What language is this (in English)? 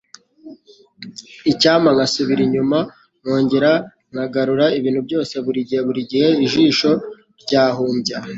Kinyarwanda